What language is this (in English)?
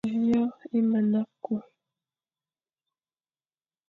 Fang